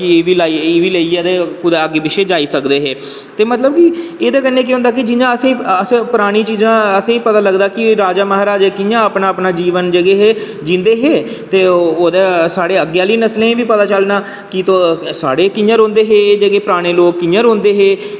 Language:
Dogri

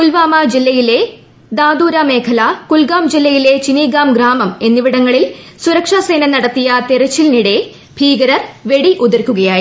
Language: Malayalam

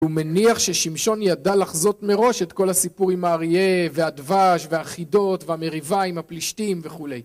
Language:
Hebrew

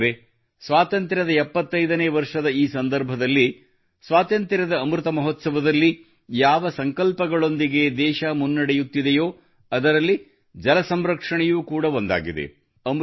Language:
Kannada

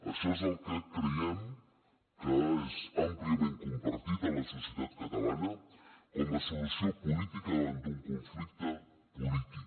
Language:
Catalan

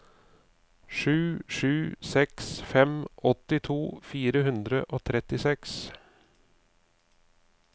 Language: Norwegian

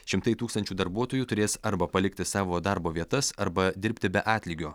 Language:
Lithuanian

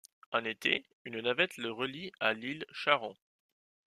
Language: French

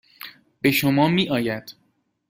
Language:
Persian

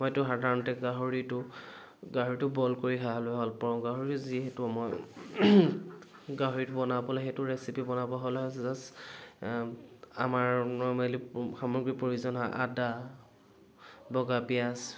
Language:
Assamese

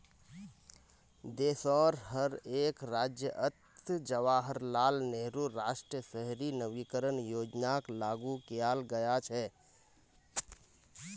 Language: Magahi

